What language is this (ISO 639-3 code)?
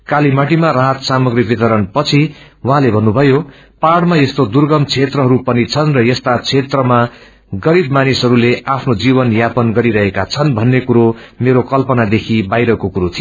nep